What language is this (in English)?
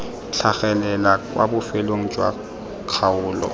Tswana